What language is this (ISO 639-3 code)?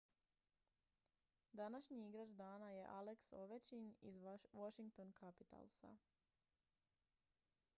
hrv